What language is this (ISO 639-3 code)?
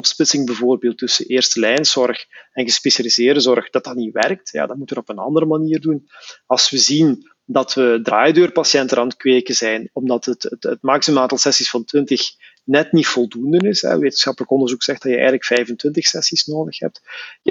nld